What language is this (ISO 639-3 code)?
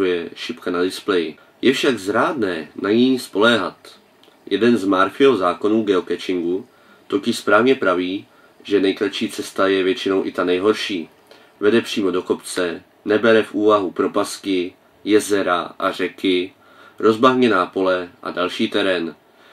ces